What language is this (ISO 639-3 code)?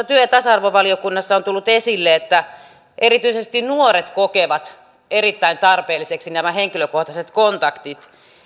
fin